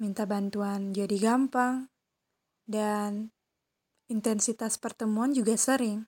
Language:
Indonesian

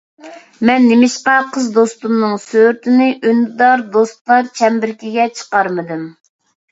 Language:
Uyghur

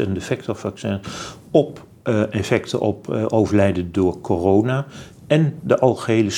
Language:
Dutch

